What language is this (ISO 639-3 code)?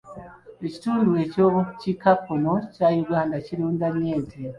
lug